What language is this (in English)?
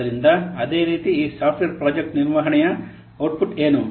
Kannada